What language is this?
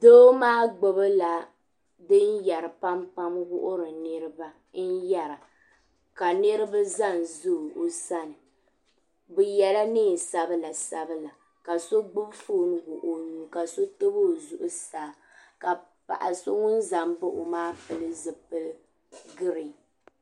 Dagbani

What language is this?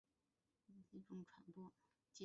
Chinese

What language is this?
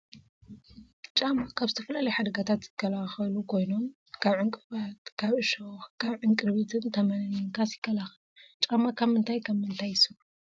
Tigrinya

